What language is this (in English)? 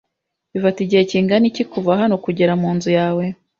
Kinyarwanda